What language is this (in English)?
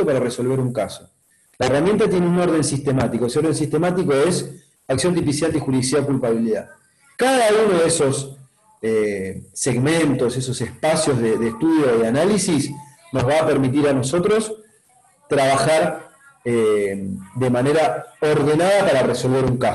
Spanish